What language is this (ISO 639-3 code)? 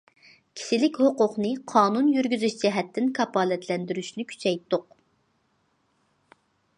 uig